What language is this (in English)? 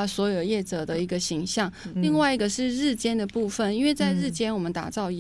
Chinese